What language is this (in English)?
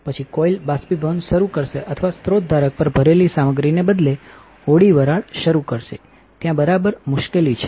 Gujarati